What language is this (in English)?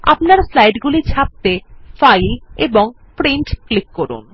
Bangla